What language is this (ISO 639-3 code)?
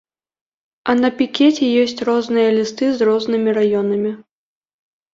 bel